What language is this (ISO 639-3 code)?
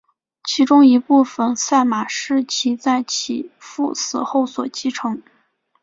zho